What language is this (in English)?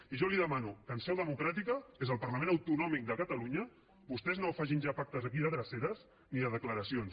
Catalan